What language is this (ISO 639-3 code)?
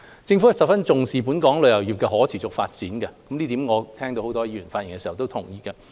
yue